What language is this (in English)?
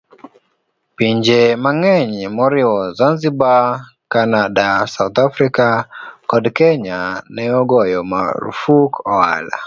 Luo (Kenya and Tanzania)